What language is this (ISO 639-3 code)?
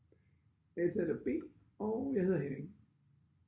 dan